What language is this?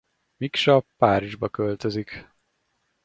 Hungarian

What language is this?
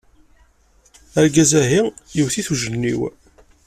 Kabyle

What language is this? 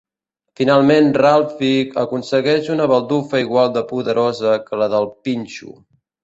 Catalan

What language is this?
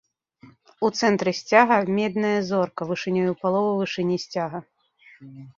Belarusian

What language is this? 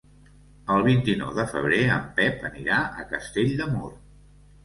Catalan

